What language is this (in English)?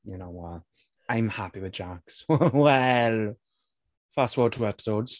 English